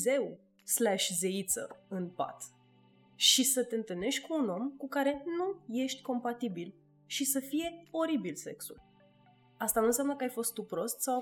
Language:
Romanian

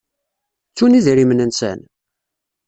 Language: Kabyle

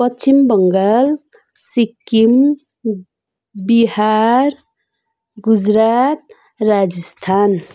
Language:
Nepali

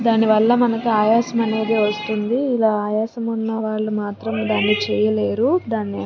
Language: Telugu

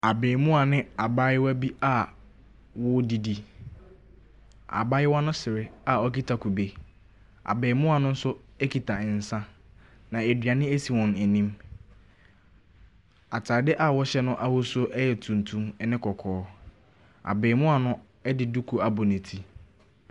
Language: Akan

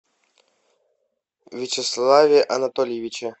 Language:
Russian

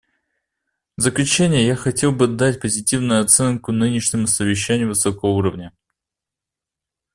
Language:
Russian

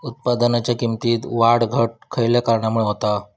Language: Marathi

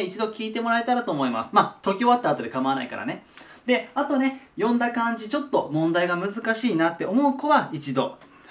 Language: Japanese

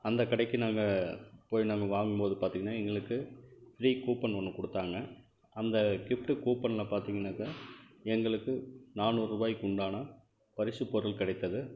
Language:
Tamil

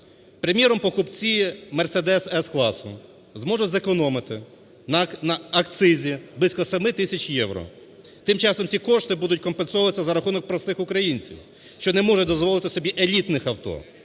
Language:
Ukrainian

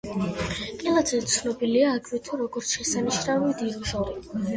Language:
Georgian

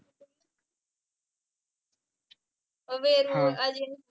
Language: Marathi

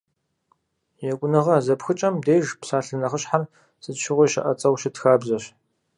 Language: Kabardian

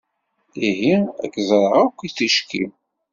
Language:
Kabyle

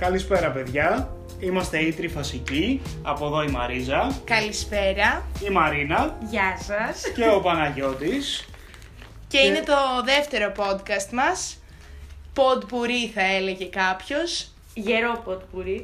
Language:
Greek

